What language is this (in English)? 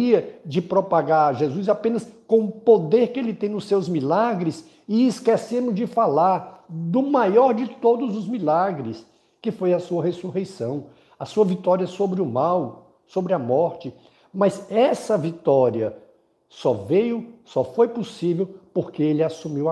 Portuguese